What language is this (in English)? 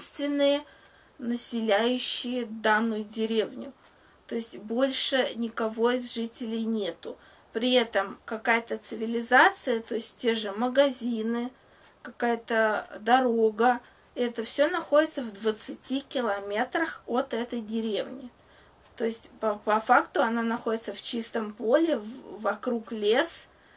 Russian